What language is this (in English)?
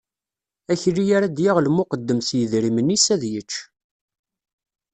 Kabyle